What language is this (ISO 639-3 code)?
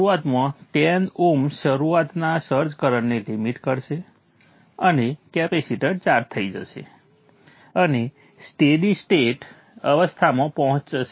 guj